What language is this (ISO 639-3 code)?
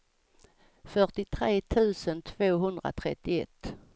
swe